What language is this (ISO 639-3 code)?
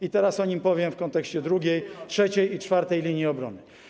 pol